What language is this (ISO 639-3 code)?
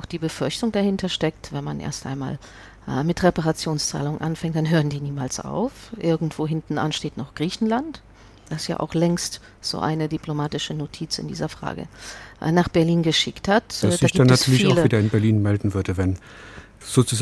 deu